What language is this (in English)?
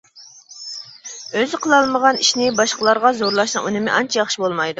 Uyghur